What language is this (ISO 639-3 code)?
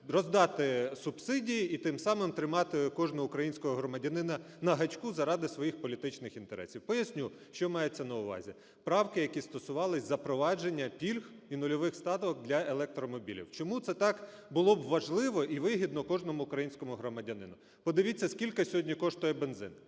ukr